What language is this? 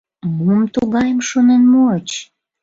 Mari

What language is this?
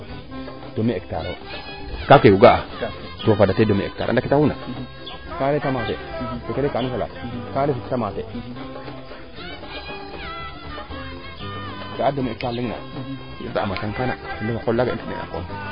Serer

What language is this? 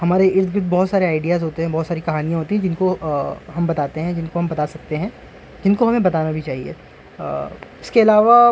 Urdu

